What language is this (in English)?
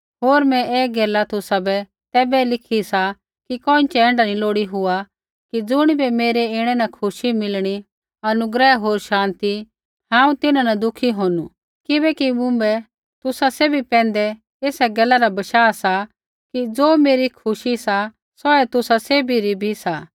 Kullu Pahari